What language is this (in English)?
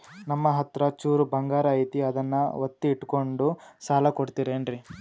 Kannada